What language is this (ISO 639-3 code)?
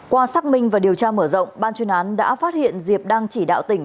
vie